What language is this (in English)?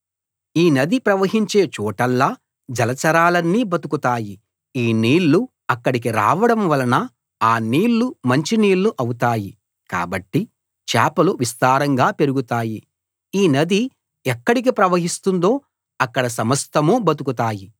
Telugu